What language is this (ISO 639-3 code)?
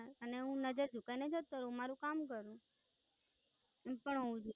guj